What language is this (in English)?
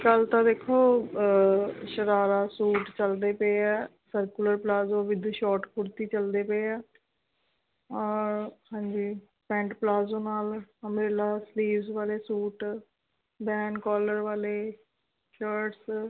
Punjabi